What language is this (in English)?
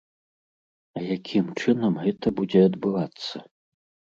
Belarusian